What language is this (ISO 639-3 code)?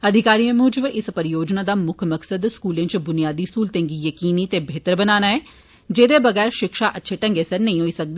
doi